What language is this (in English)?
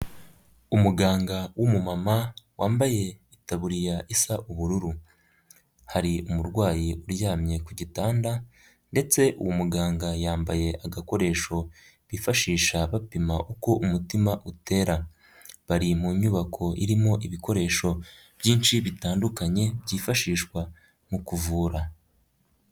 Kinyarwanda